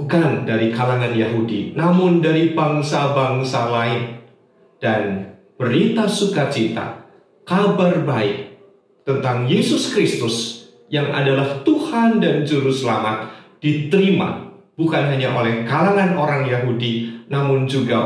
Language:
Indonesian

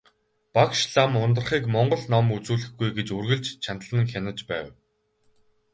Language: Mongolian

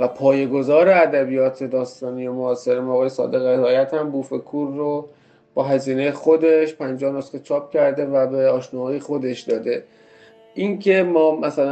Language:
Persian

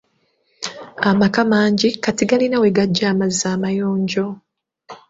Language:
Ganda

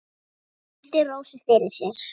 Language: Icelandic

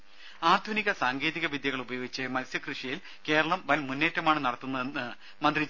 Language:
Malayalam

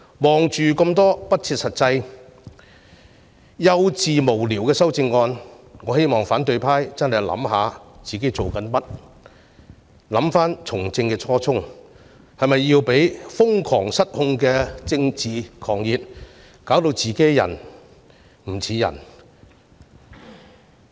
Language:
Cantonese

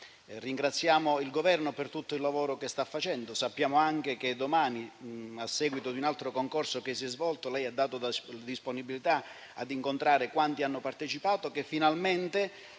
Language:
Italian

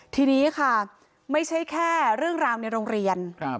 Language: Thai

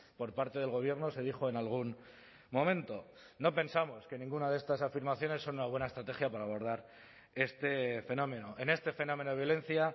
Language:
Spanish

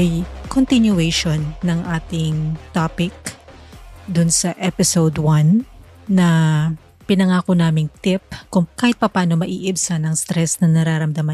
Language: Filipino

